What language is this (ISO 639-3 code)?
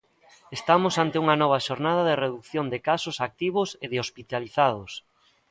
glg